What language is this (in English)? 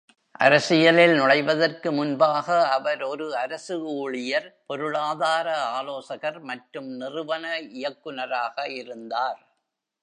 Tamil